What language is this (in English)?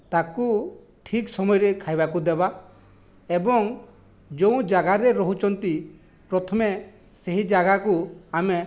Odia